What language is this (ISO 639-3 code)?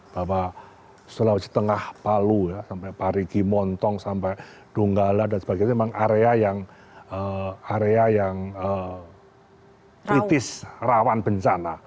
ind